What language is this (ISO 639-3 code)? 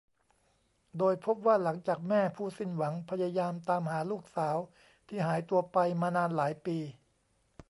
tha